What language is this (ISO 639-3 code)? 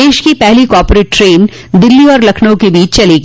hin